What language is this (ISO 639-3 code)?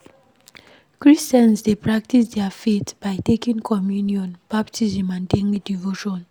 pcm